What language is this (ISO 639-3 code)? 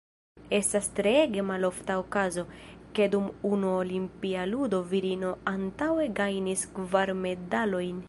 epo